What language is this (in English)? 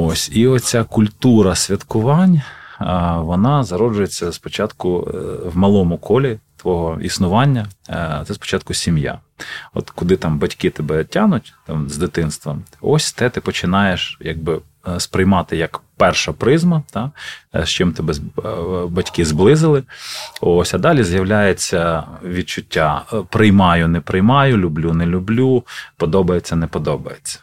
Ukrainian